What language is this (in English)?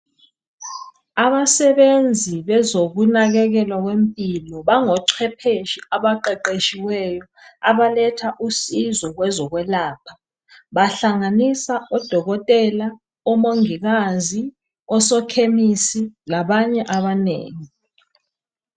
North Ndebele